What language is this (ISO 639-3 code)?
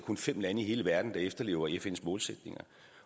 dan